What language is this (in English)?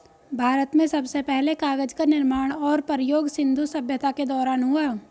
Hindi